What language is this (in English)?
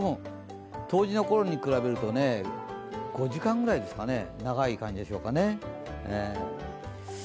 Japanese